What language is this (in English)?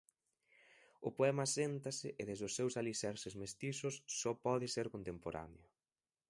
Galician